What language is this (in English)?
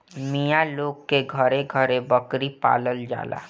Bhojpuri